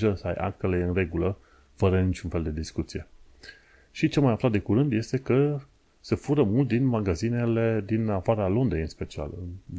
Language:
Romanian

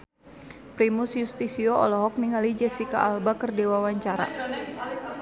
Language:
Sundanese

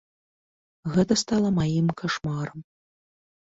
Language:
Belarusian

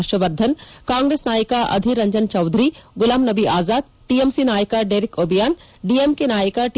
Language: Kannada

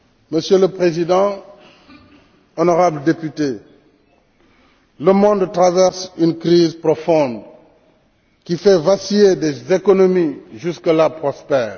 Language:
French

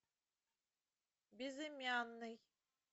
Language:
Russian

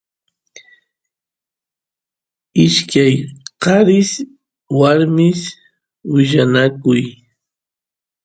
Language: Santiago del Estero Quichua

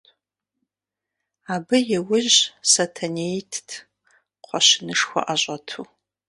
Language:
Kabardian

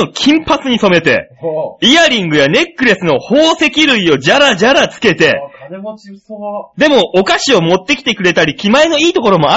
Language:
Japanese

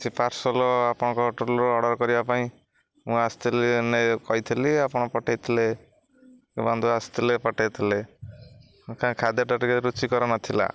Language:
Odia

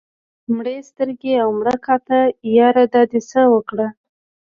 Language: Pashto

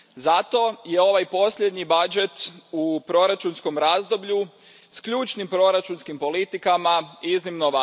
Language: Croatian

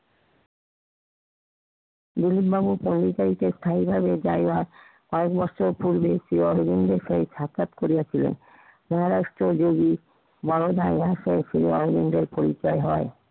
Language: Bangla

